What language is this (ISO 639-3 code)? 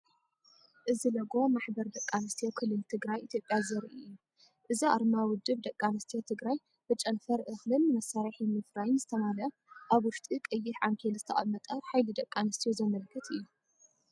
tir